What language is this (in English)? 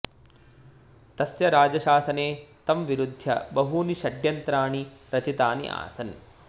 Sanskrit